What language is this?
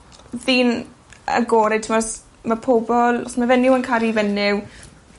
Welsh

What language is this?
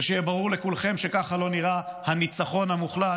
Hebrew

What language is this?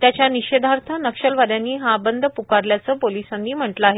Marathi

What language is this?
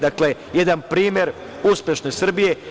Serbian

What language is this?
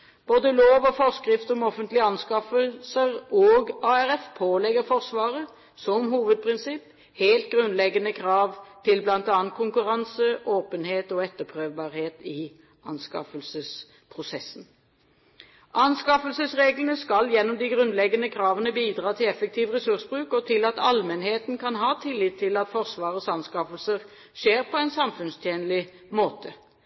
Norwegian Bokmål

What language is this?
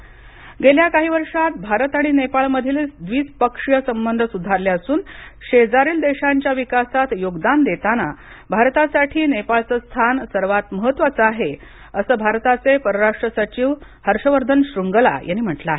Marathi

